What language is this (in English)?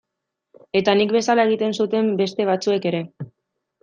Basque